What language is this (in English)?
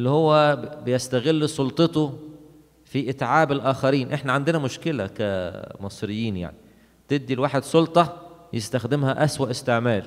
Arabic